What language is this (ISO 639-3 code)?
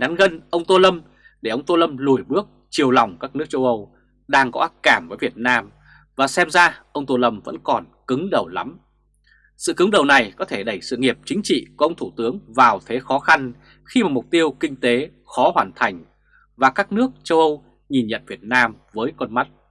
vie